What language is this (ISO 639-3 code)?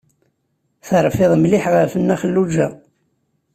kab